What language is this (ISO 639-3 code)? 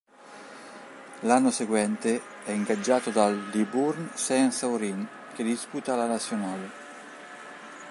ita